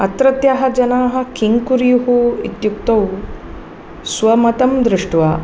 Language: Sanskrit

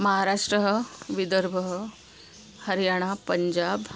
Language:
Sanskrit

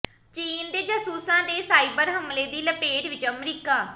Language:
Punjabi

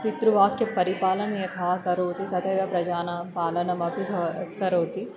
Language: Sanskrit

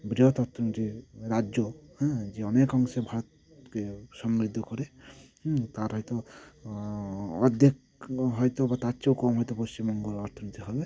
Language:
Bangla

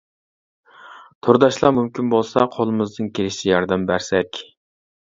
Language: Uyghur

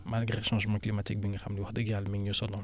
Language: Wolof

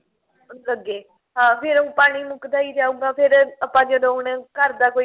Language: Punjabi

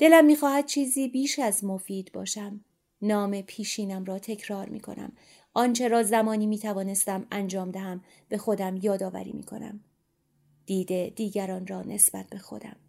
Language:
Persian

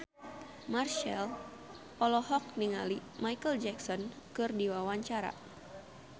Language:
Sundanese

